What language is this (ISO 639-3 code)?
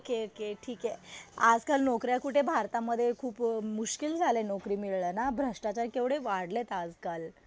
mar